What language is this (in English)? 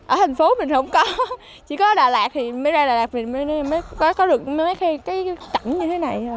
Vietnamese